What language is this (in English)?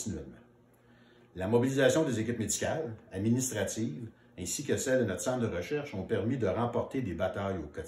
French